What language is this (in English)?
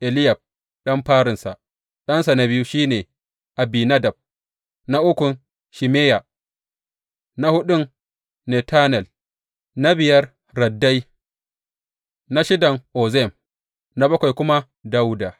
Hausa